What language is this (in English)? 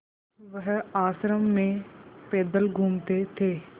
Hindi